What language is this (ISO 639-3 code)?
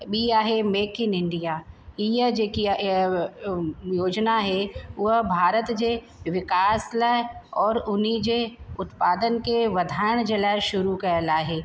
snd